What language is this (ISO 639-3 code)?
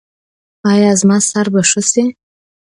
pus